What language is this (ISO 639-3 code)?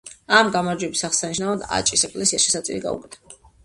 kat